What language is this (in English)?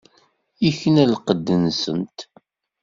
Kabyle